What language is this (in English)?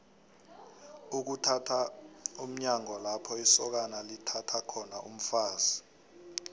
South Ndebele